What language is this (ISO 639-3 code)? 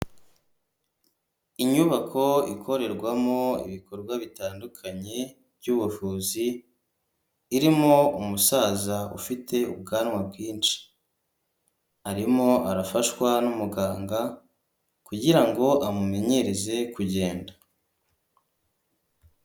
kin